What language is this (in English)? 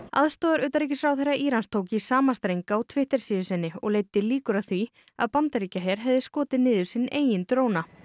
Icelandic